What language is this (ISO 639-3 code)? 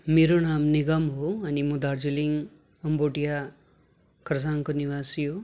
nep